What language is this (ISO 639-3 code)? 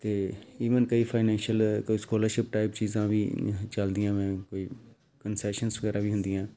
pan